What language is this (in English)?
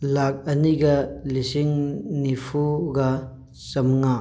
Manipuri